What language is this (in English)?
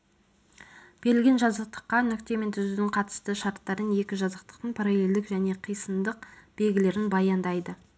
Kazakh